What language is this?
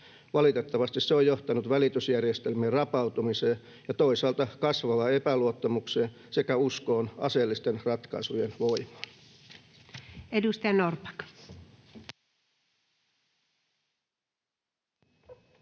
Finnish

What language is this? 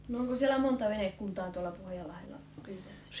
Finnish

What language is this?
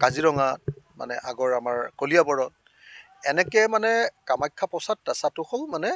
Hindi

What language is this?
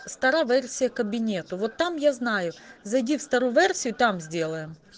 Russian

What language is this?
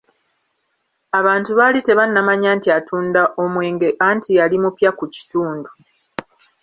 Ganda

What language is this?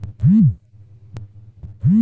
Bhojpuri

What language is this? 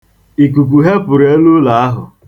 Igbo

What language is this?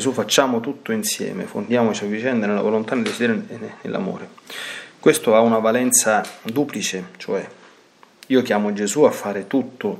Italian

